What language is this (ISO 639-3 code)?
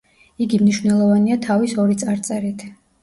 kat